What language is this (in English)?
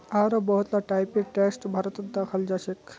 Magahi